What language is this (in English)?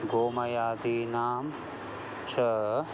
Sanskrit